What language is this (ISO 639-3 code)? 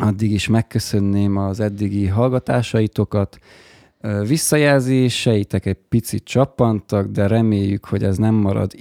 hun